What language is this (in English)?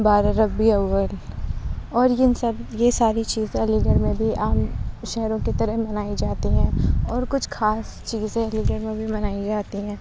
Urdu